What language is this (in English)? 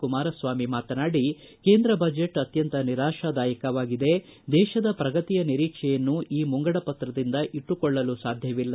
Kannada